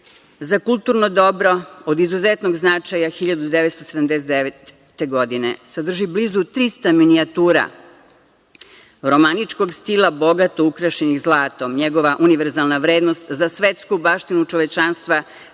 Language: Serbian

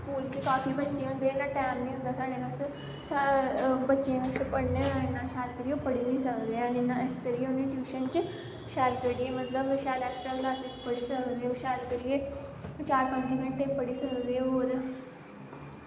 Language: Dogri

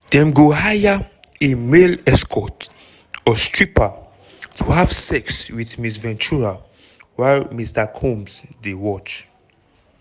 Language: Nigerian Pidgin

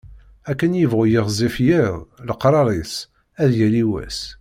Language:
Kabyle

